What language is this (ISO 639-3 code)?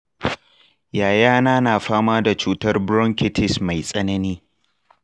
hau